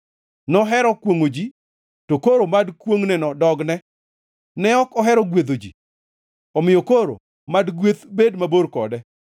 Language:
Luo (Kenya and Tanzania)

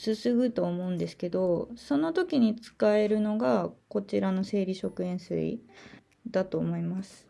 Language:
Japanese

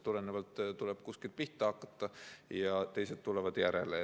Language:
Estonian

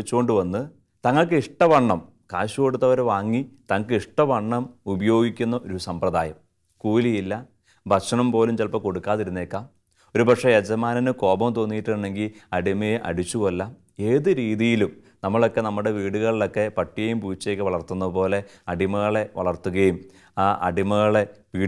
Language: Malayalam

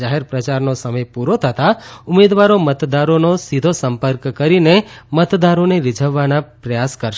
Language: Gujarati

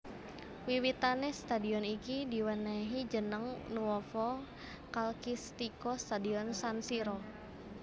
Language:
Javanese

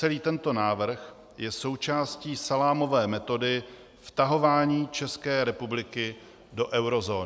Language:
Czech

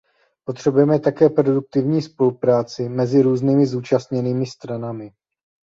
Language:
Czech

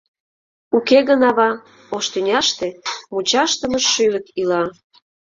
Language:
Mari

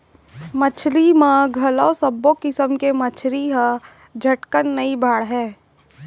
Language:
Chhattisgarhi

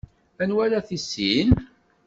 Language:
Kabyle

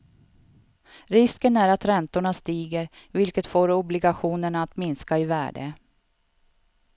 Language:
Swedish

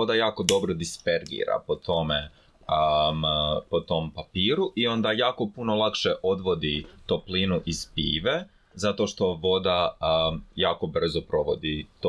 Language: Croatian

